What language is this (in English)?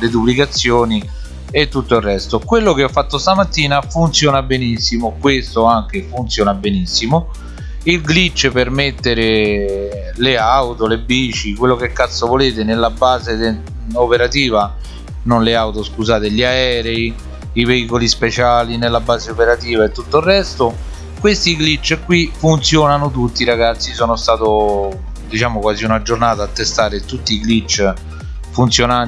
Italian